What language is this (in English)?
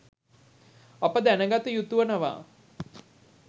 Sinhala